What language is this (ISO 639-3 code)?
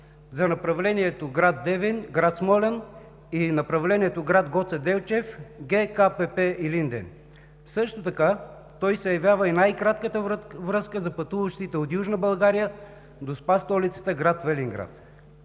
bul